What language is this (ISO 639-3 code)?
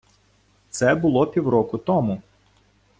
ukr